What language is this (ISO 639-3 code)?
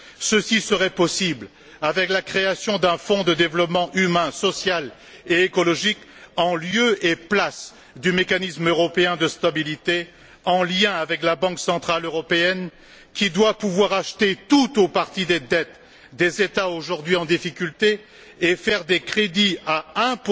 fra